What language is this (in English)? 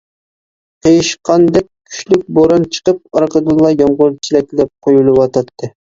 Uyghur